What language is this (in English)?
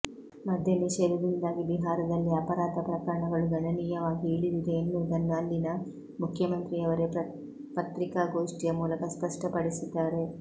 Kannada